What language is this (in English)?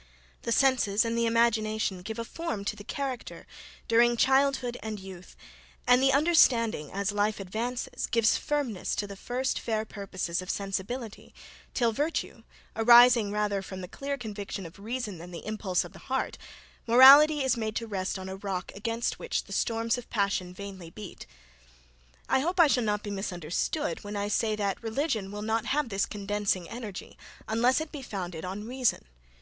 English